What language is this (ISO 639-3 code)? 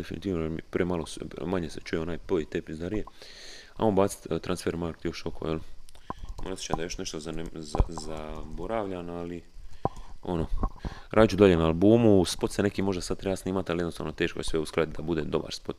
hrv